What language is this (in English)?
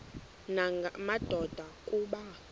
Xhosa